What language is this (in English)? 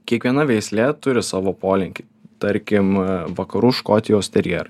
Lithuanian